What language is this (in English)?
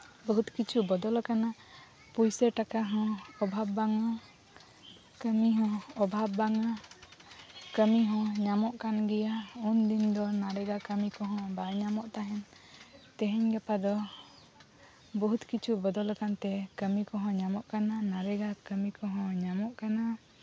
Santali